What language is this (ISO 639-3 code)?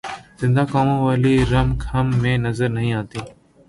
urd